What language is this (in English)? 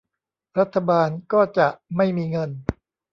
Thai